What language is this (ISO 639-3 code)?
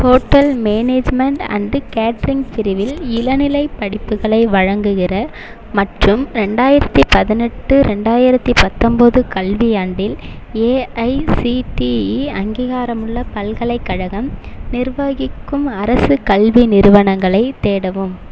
tam